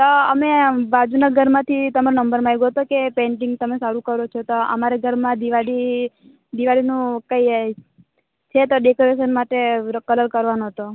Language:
Gujarati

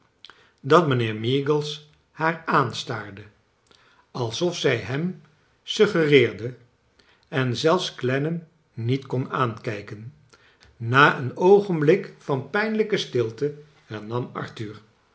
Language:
Dutch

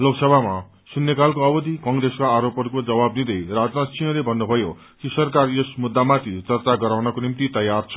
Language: Nepali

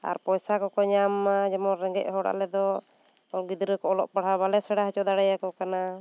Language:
Santali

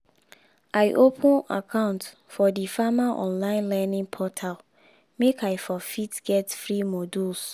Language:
Nigerian Pidgin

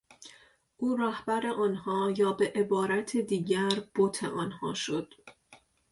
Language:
Persian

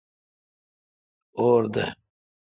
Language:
Kalkoti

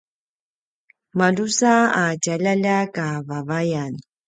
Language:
Paiwan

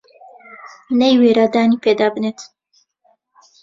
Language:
Central Kurdish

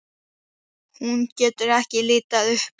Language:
Icelandic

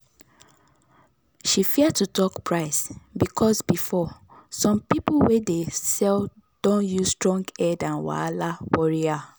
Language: Nigerian Pidgin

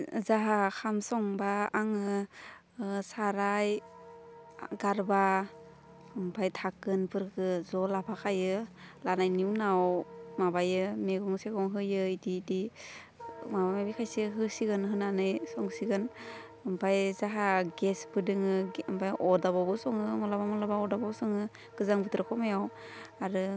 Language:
Bodo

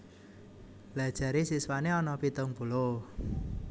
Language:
Javanese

